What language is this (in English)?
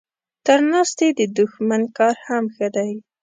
Pashto